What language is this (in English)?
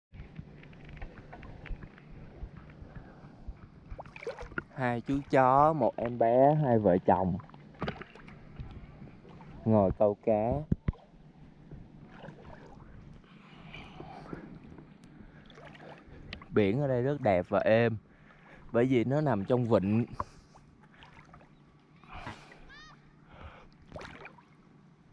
Vietnamese